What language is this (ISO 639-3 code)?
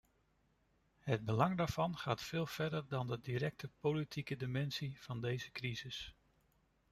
nld